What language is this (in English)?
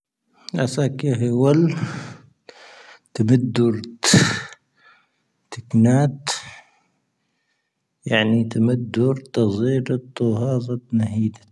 Tahaggart Tamahaq